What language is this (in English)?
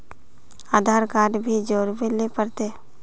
Magahi